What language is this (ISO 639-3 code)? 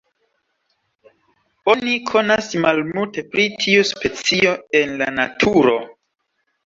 epo